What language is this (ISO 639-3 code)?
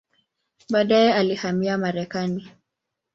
swa